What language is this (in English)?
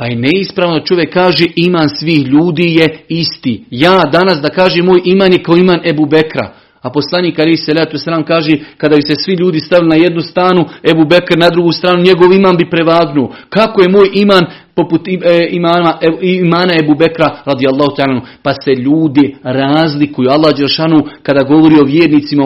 Croatian